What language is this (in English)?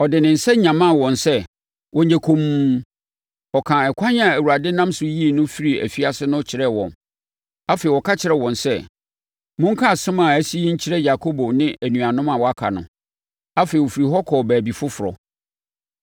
Akan